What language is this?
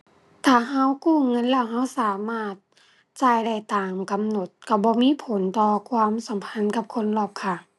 Thai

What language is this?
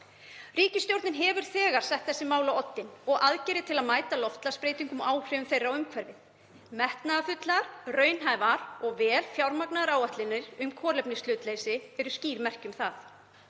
Icelandic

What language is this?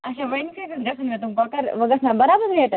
Kashmiri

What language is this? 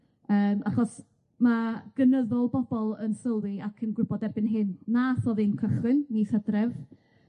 Welsh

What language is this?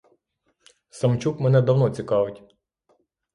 Ukrainian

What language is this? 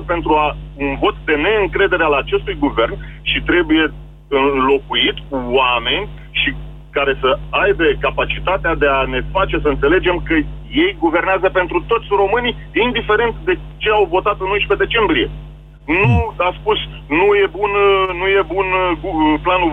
Romanian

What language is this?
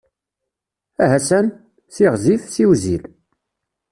Kabyle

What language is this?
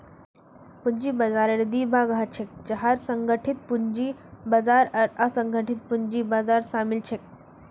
Magahi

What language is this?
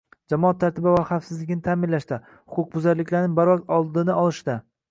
Uzbek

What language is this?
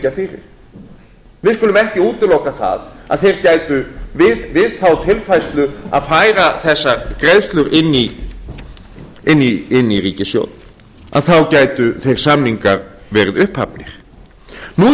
Icelandic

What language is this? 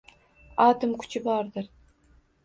Uzbek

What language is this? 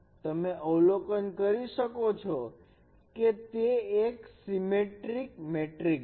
Gujarati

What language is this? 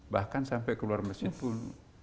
Indonesian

